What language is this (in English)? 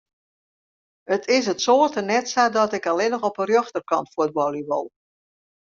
Western Frisian